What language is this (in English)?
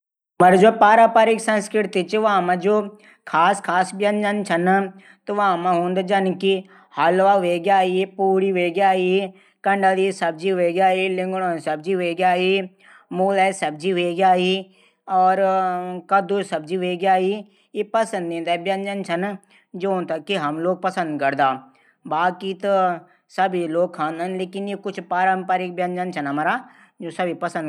Garhwali